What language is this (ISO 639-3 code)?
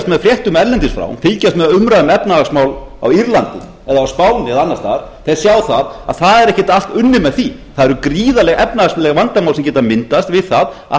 isl